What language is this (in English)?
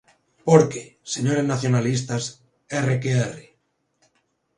Galician